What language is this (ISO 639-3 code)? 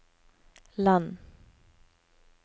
nor